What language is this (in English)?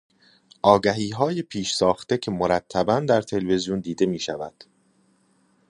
Persian